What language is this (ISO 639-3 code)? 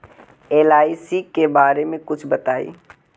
mag